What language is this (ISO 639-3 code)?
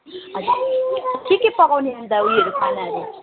nep